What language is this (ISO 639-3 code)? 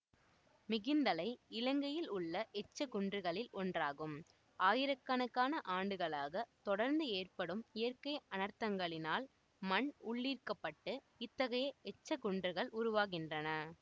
tam